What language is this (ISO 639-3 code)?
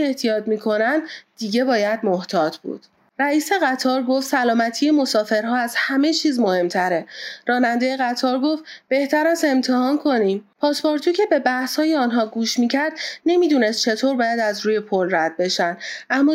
fas